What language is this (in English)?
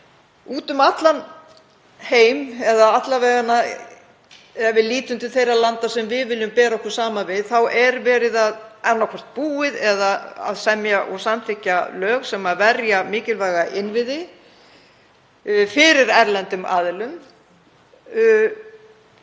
Icelandic